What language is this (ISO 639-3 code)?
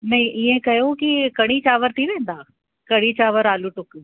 snd